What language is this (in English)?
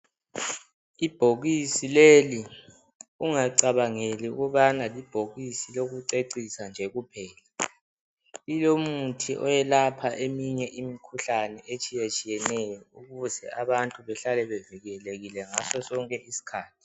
North Ndebele